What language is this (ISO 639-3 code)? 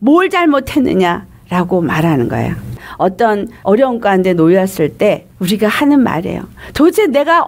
kor